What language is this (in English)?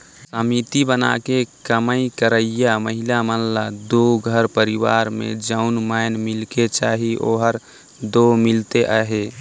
Chhattisgarhi